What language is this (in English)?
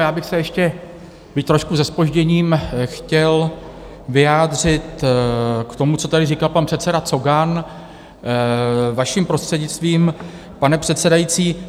Czech